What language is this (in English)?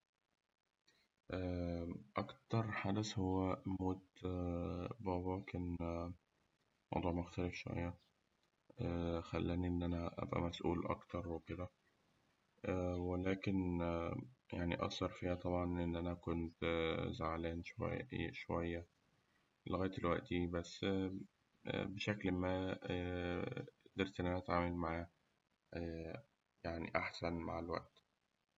Egyptian Arabic